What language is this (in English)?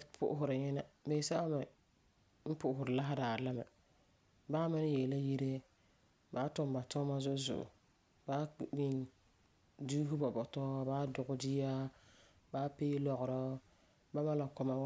Frafra